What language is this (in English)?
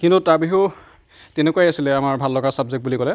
Assamese